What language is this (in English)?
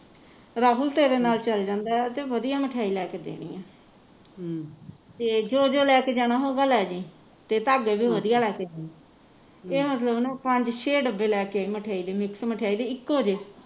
Punjabi